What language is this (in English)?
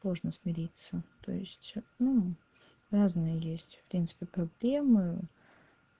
Russian